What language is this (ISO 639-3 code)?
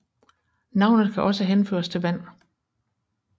dan